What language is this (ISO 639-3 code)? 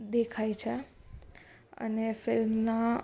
guj